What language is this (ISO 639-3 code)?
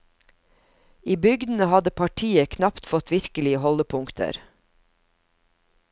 nor